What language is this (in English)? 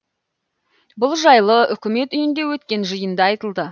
Kazakh